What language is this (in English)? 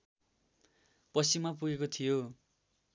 Nepali